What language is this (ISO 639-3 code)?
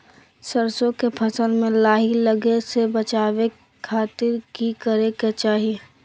mag